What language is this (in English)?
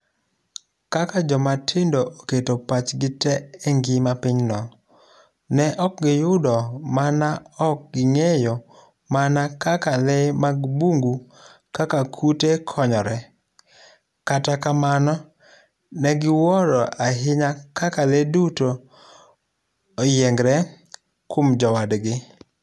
Luo (Kenya and Tanzania)